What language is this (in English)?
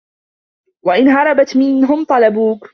Arabic